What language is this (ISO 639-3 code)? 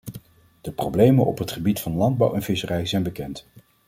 nld